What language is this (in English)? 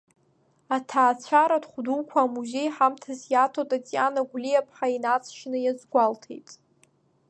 Abkhazian